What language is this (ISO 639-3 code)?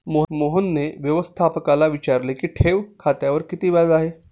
mar